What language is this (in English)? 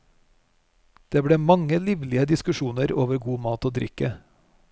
Norwegian